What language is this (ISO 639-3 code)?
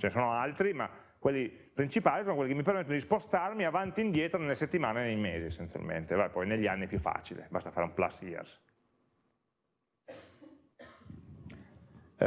ita